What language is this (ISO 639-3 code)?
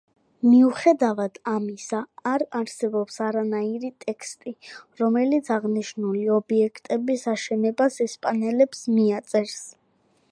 kat